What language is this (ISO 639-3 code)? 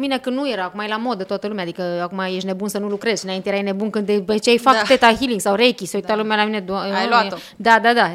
ron